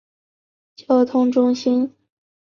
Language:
Chinese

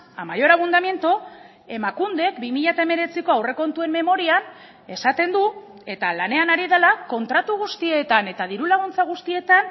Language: Basque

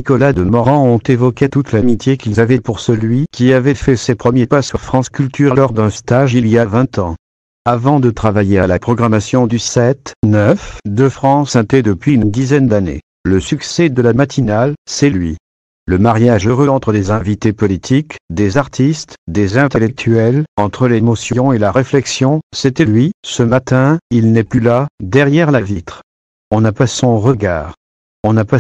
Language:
French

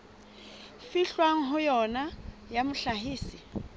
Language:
Southern Sotho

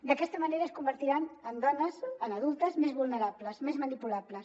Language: Catalan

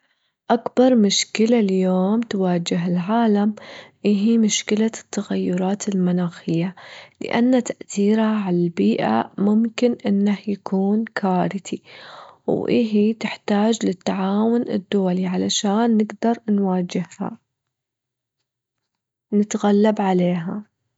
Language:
Gulf Arabic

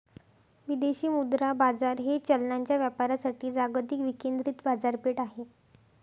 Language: Marathi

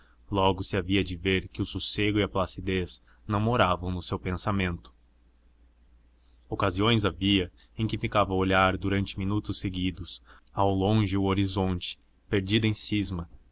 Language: Portuguese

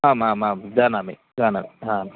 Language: Sanskrit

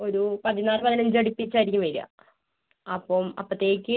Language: Malayalam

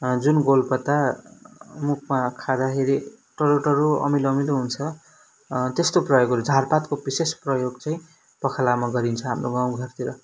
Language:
Nepali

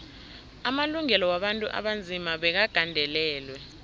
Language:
South Ndebele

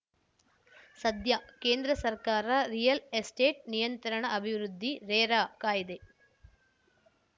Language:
Kannada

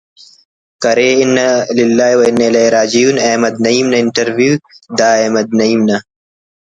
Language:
Brahui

